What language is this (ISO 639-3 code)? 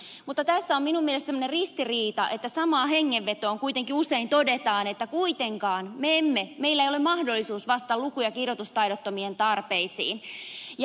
fin